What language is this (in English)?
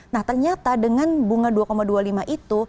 Indonesian